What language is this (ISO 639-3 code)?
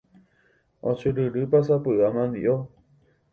grn